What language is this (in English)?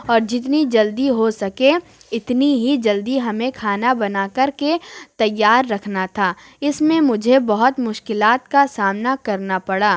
Urdu